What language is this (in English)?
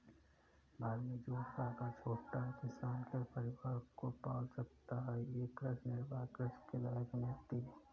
Hindi